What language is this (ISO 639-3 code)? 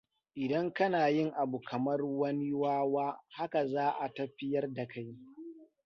hau